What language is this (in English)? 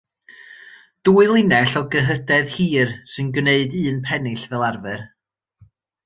Welsh